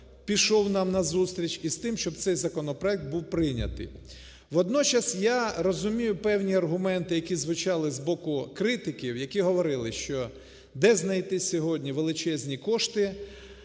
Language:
Ukrainian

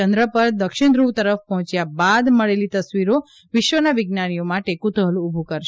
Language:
Gujarati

